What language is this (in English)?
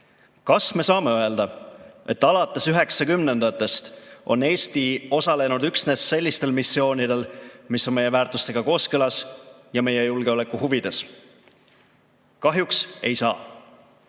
Estonian